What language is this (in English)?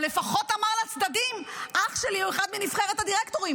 Hebrew